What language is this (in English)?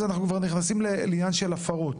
Hebrew